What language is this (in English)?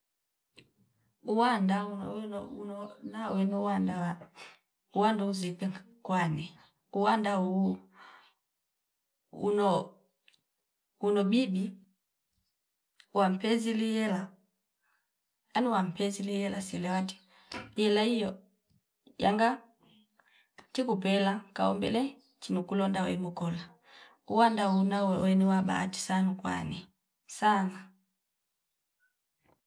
Fipa